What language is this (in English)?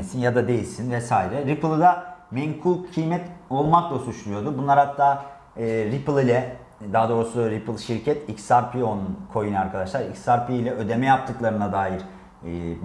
Turkish